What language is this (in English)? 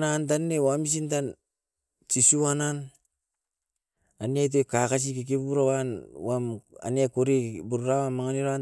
Askopan